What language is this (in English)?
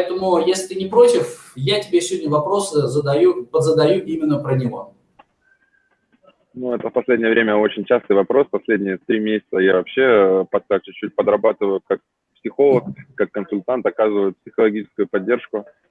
Russian